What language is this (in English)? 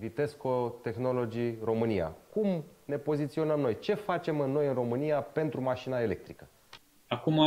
Romanian